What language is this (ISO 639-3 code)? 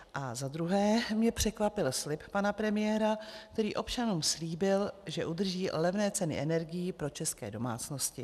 ces